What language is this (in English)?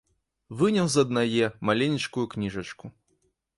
Belarusian